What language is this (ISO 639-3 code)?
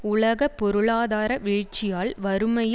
tam